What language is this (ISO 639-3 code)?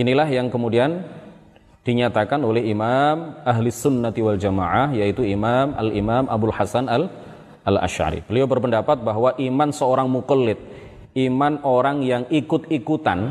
ind